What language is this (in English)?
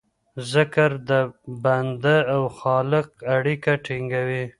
Pashto